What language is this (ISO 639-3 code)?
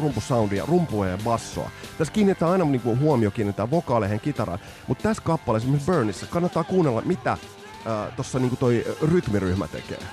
fin